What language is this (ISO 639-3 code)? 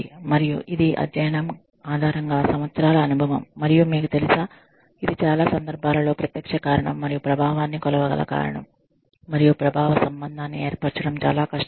tel